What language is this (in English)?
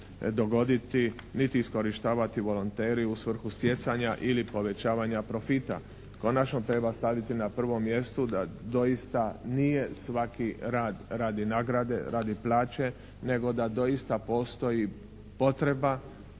Croatian